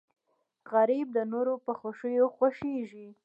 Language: Pashto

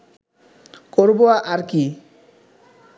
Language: Bangla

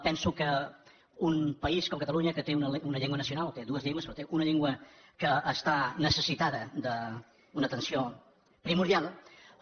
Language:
Catalan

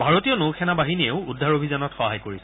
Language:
Assamese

